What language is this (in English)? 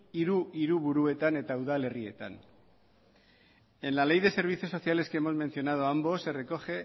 Spanish